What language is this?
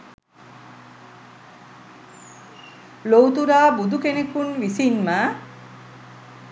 Sinhala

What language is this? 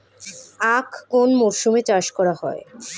Bangla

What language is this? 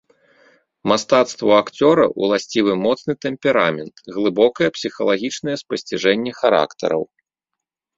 Belarusian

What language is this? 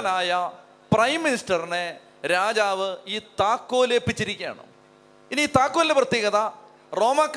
Malayalam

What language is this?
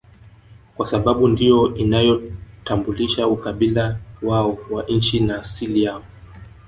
Swahili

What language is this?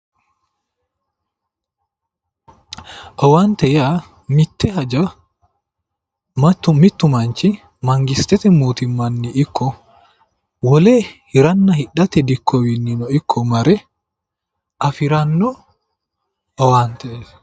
Sidamo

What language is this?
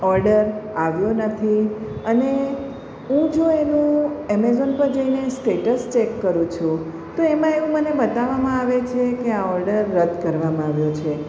Gujarati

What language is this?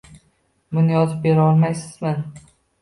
Uzbek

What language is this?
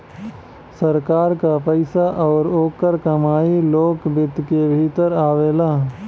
Bhojpuri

